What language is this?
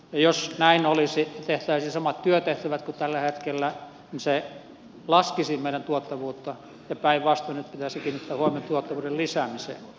Finnish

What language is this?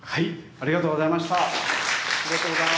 Japanese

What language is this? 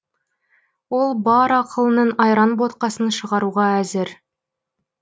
Kazakh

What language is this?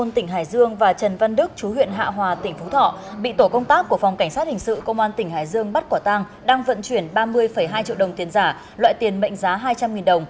Vietnamese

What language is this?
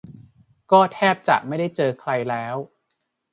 Thai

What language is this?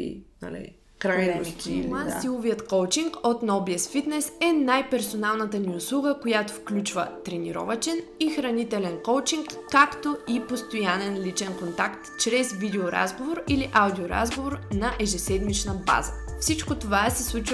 Bulgarian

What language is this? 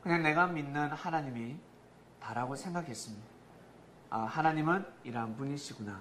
Korean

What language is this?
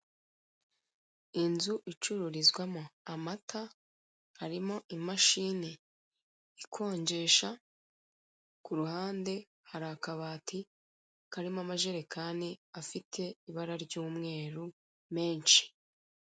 Kinyarwanda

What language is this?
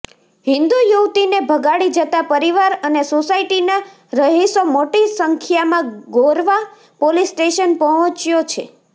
Gujarati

